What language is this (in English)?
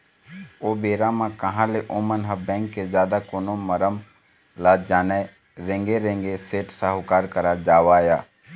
Chhattisgarhi